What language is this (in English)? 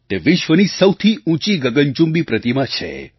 Gujarati